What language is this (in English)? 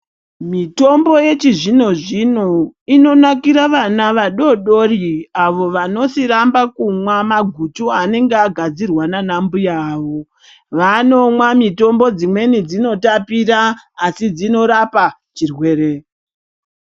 Ndau